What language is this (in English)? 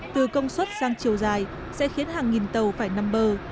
Vietnamese